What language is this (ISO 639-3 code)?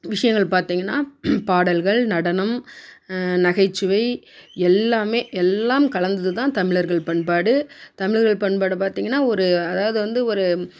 tam